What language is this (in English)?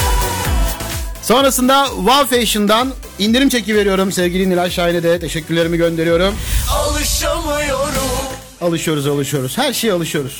Turkish